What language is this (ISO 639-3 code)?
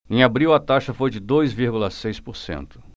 por